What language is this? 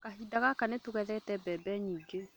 Kikuyu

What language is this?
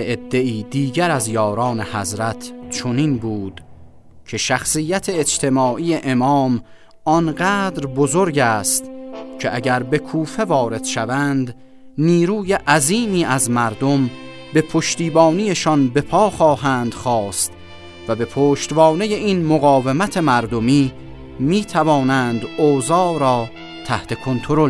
Persian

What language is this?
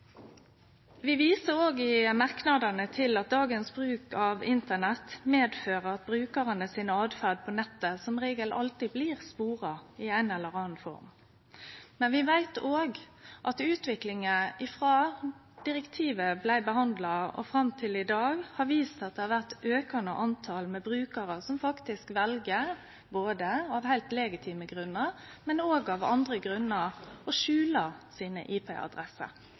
Norwegian Nynorsk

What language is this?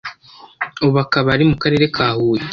Kinyarwanda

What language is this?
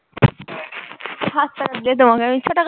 Bangla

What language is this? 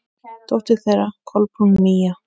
Icelandic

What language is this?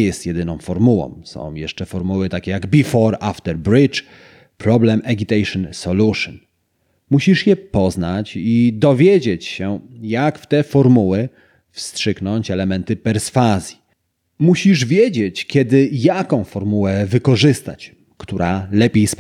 Polish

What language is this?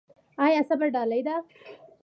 Pashto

